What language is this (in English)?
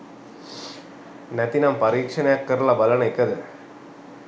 Sinhala